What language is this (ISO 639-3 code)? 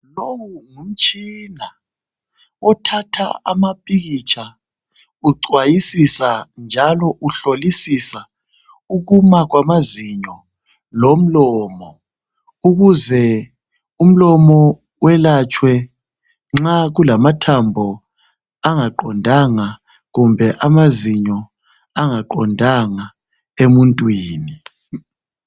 nde